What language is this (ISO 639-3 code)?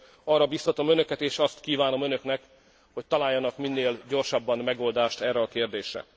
hun